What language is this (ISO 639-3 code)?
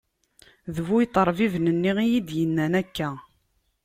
kab